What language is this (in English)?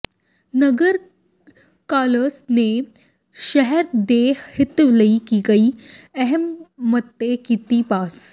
Punjabi